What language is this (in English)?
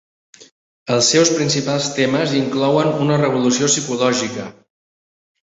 Catalan